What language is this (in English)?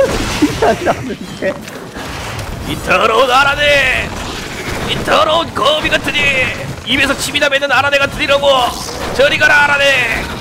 Korean